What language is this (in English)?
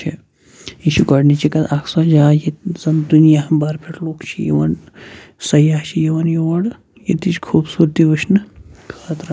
Kashmiri